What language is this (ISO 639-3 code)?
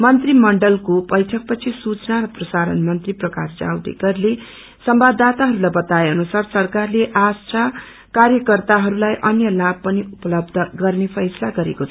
nep